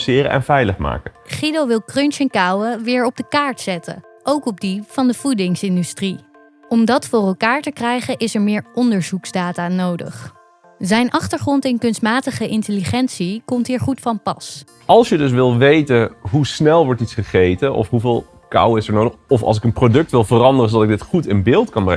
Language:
Dutch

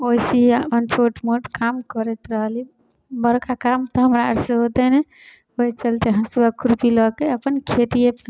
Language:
Maithili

